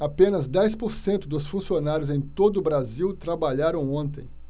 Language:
Portuguese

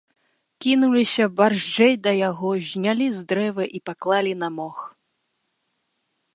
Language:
Belarusian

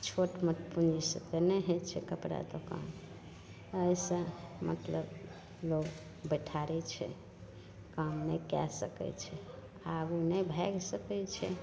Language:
Maithili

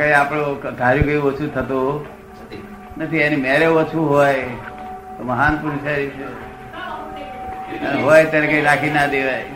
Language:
Gujarati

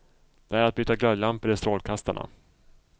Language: Swedish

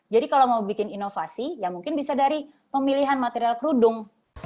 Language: Indonesian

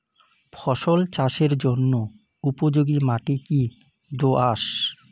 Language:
Bangla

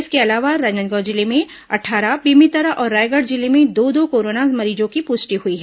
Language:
Hindi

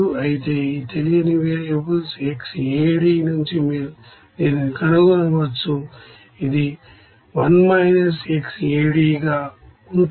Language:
Telugu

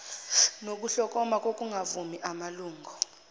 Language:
Zulu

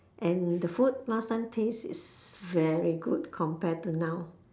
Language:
English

